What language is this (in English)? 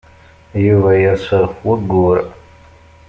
Kabyle